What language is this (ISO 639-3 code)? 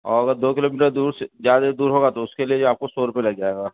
urd